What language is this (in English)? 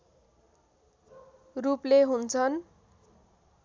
Nepali